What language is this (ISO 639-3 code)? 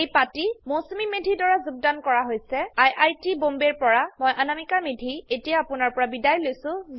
asm